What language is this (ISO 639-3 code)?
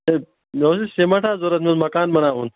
kas